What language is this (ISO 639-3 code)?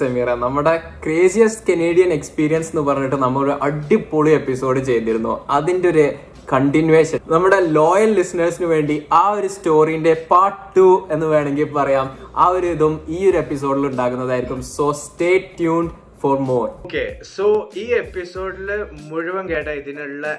mal